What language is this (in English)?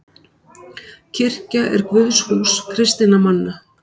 Icelandic